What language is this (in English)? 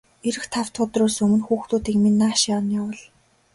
Mongolian